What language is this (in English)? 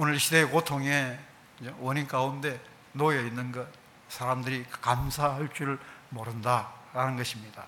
Korean